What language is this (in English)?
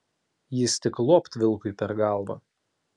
Lithuanian